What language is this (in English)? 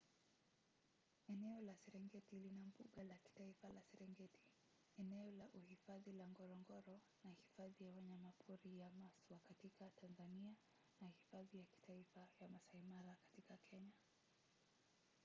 Swahili